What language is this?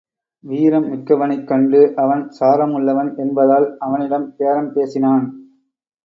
Tamil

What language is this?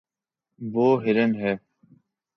Urdu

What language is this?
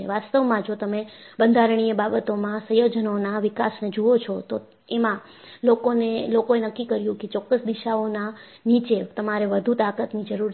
Gujarati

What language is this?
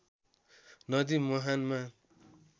Nepali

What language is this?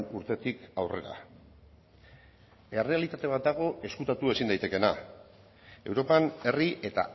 Basque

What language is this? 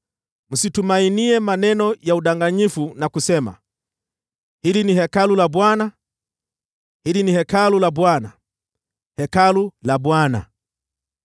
Swahili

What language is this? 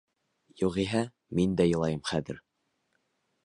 Bashkir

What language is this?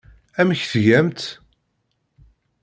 Kabyle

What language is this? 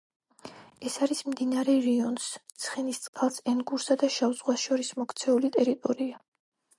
Georgian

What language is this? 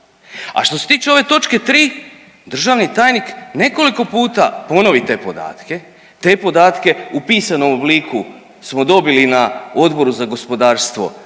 Croatian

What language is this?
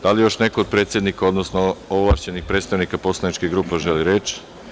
Serbian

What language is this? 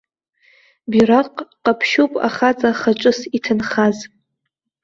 Abkhazian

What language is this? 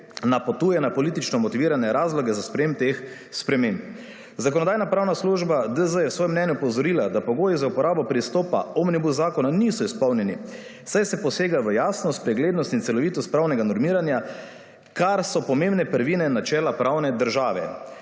Slovenian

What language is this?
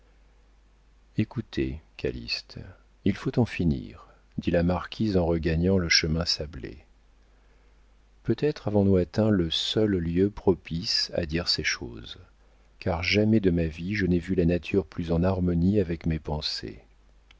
French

